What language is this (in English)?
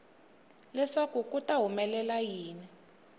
Tsonga